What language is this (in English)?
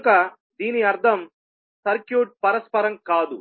Telugu